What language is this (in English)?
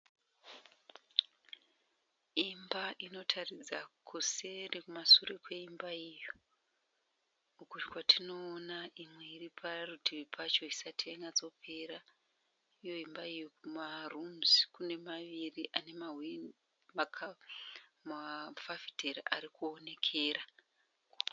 Shona